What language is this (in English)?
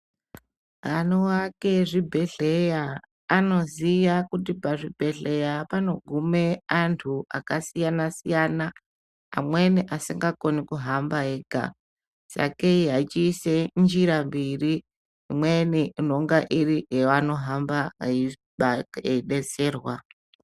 Ndau